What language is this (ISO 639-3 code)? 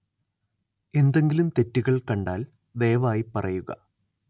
mal